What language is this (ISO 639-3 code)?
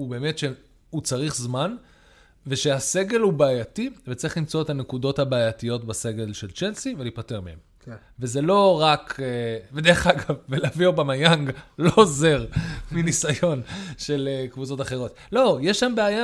heb